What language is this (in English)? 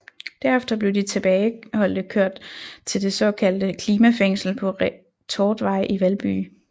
Danish